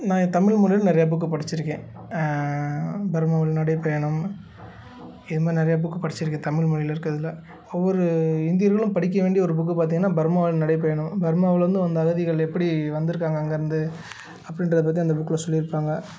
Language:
Tamil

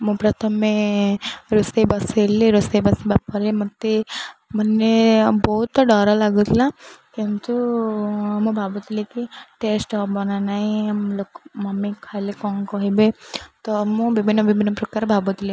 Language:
Odia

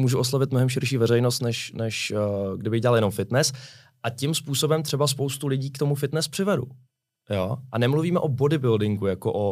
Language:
Czech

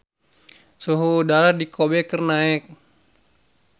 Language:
Sundanese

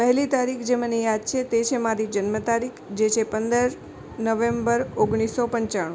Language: Gujarati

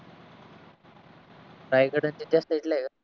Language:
Marathi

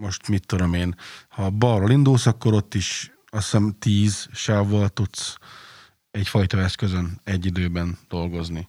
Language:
Hungarian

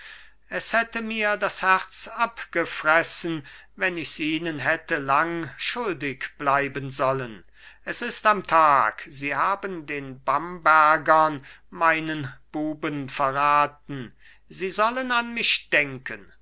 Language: German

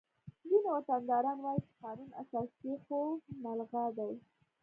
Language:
Pashto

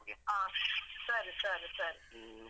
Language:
Kannada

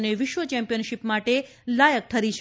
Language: Gujarati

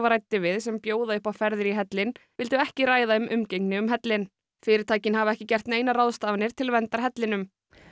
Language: Icelandic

